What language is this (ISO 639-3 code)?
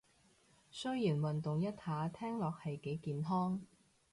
yue